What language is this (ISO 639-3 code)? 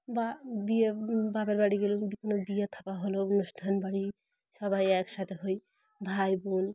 ben